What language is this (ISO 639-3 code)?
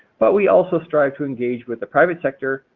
eng